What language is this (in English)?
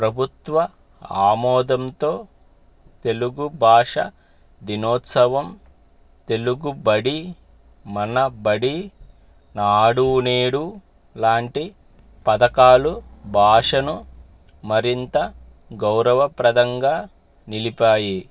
Telugu